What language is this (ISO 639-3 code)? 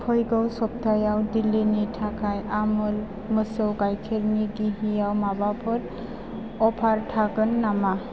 brx